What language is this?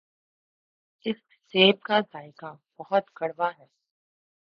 Urdu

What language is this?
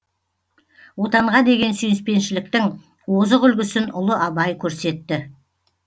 Kazakh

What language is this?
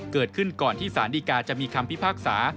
Thai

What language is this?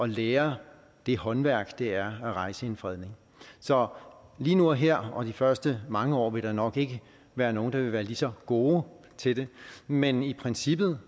Danish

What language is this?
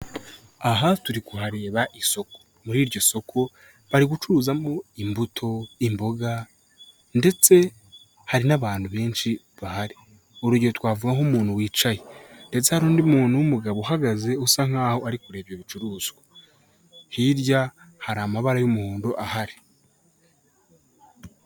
Kinyarwanda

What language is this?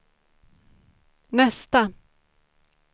Swedish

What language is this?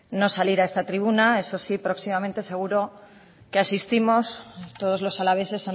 Spanish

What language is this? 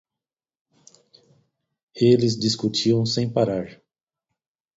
Portuguese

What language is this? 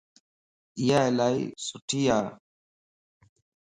Lasi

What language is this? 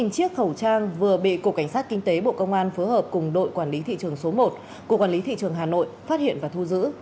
Vietnamese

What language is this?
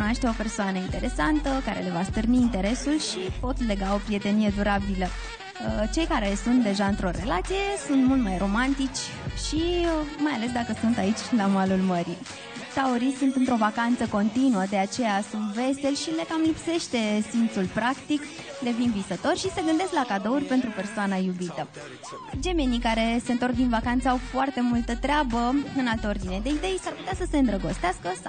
Romanian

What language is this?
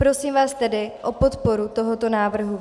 Czech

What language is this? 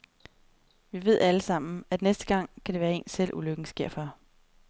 Danish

